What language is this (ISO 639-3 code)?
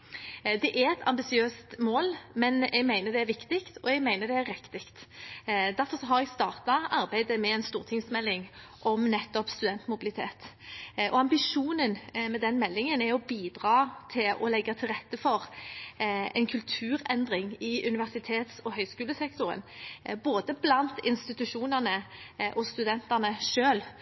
nob